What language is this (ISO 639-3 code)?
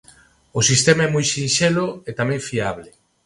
glg